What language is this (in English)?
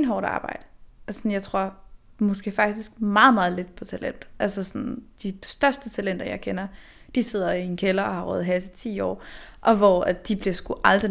Danish